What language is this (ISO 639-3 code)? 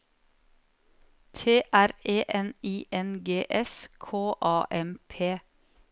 nor